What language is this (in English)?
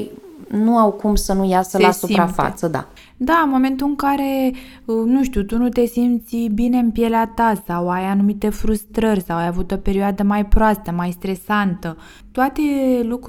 Romanian